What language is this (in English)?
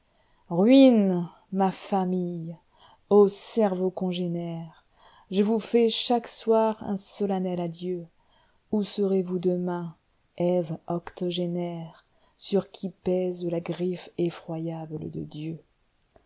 French